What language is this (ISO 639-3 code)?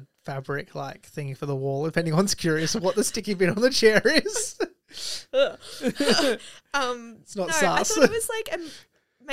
eng